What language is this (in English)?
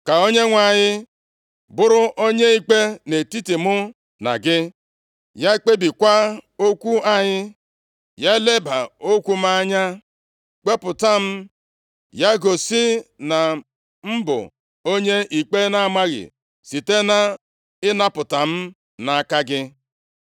Igbo